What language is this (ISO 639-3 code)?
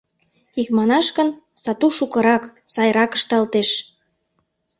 chm